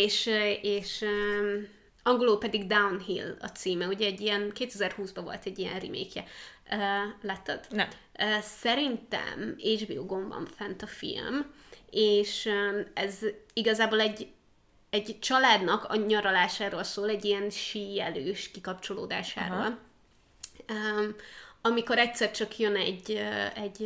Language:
Hungarian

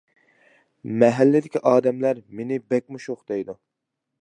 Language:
Uyghur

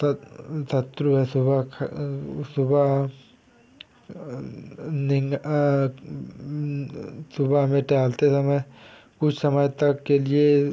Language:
Hindi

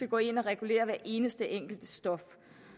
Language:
Danish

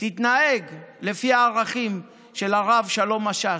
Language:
Hebrew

